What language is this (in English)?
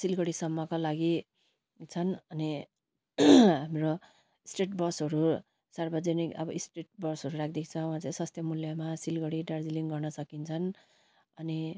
Nepali